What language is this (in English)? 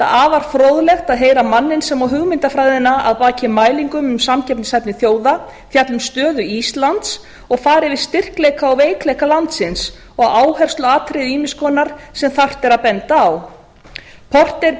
Icelandic